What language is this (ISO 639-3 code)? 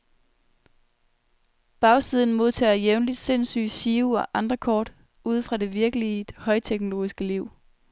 dan